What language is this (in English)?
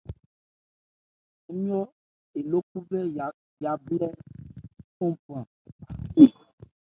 Ebrié